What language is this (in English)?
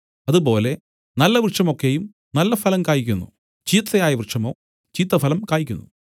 Malayalam